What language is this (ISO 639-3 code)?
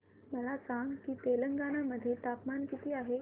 mar